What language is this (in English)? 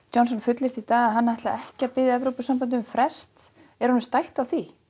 Icelandic